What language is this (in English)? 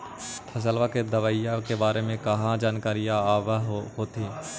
Magahi